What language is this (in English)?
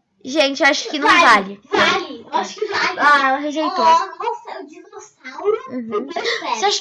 Portuguese